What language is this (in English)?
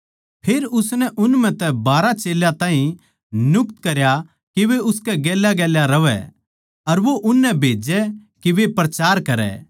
Haryanvi